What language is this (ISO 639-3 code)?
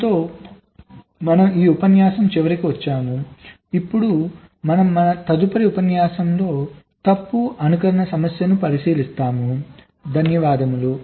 tel